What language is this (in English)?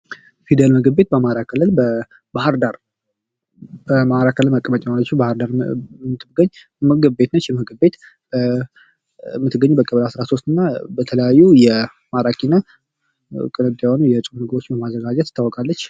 Amharic